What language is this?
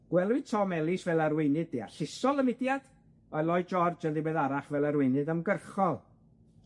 Welsh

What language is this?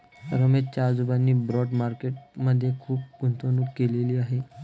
Marathi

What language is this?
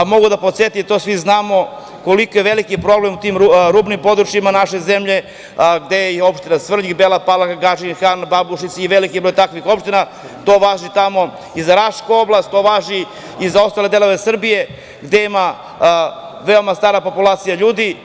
Serbian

